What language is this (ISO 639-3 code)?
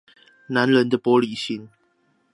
zho